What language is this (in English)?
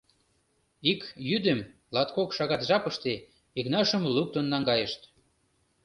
Mari